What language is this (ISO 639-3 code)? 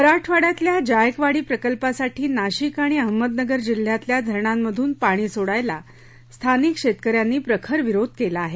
mar